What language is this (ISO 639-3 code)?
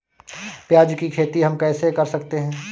hin